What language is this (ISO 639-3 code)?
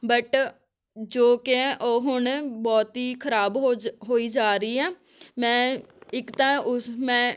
pan